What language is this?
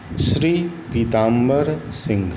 Maithili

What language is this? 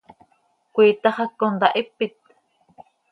Seri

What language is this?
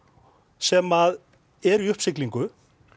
Icelandic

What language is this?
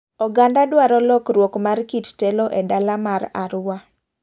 Luo (Kenya and Tanzania)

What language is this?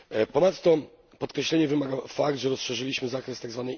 Polish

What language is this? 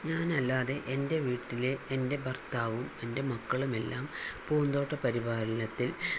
Malayalam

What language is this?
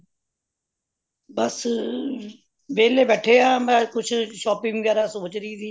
Punjabi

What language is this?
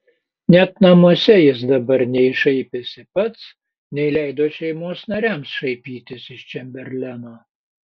Lithuanian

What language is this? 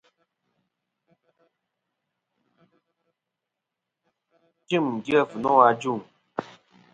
Kom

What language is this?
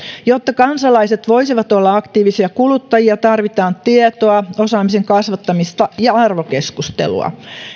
Finnish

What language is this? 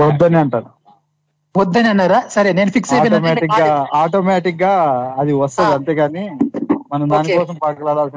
Telugu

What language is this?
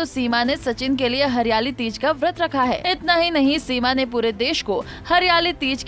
Hindi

